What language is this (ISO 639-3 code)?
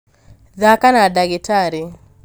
kik